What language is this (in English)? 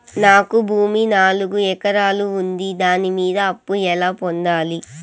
Telugu